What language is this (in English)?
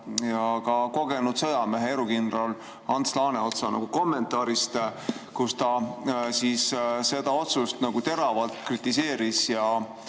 Estonian